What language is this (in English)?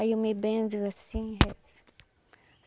Portuguese